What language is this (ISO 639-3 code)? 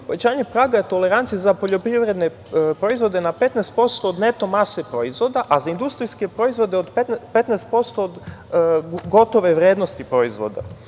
srp